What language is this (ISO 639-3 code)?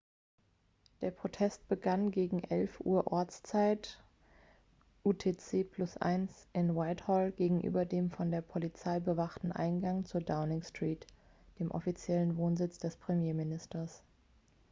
deu